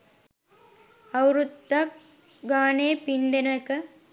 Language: Sinhala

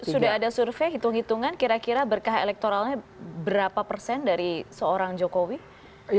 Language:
Indonesian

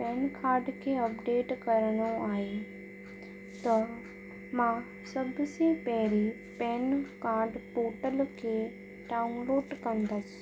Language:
Sindhi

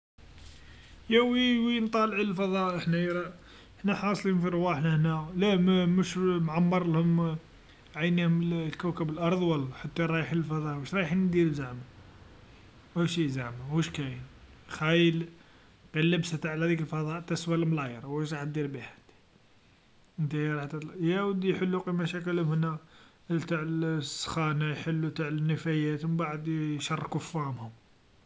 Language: Algerian Arabic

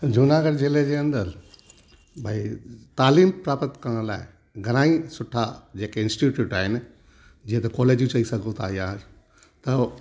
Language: Sindhi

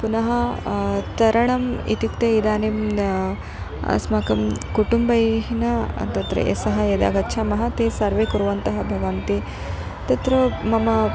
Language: Sanskrit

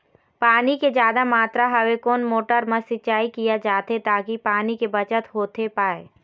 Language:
Chhattisgarhi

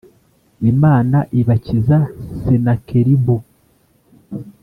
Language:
Kinyarwanda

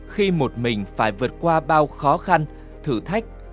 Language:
Vietnamese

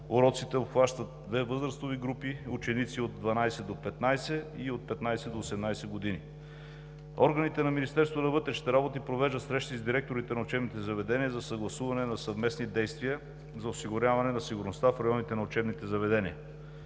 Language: Bulgarian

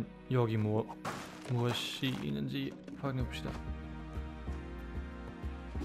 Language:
Korean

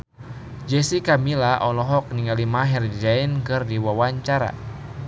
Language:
Sundanese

